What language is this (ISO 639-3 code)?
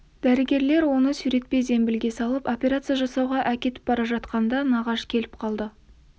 kaz